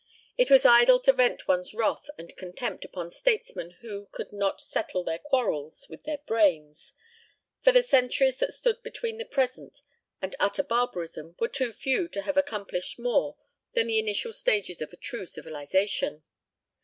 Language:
English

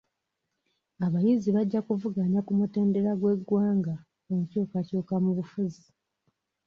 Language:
Ganda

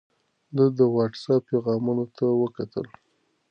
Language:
Pashto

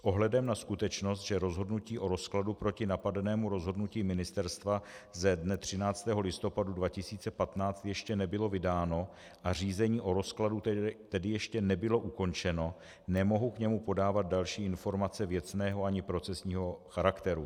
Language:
Czech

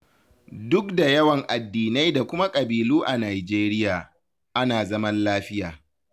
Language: Hausa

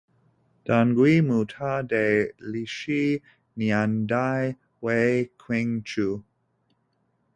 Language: Chinese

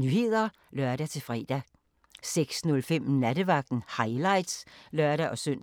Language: Danish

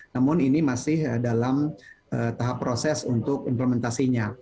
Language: Indonesian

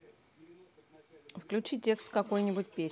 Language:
Russian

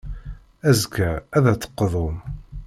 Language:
Kabyle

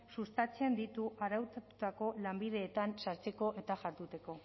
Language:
Basque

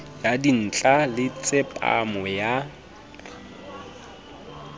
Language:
Southern Sotho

